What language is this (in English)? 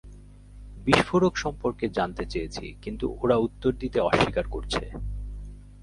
Bangla